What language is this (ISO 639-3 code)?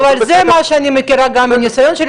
heb